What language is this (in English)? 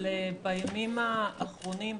Hebrew